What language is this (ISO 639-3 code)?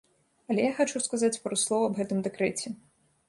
bel